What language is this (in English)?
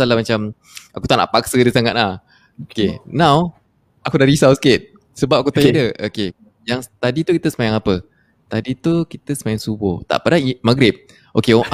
Malay